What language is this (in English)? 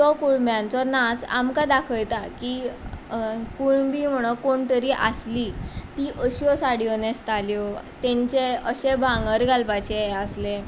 Konkani